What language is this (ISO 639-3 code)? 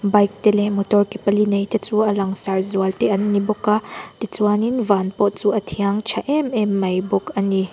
lus